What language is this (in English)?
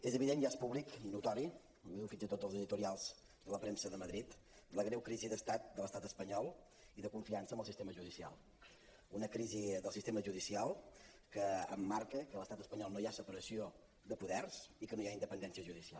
Catalan